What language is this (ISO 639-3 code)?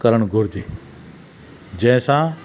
snd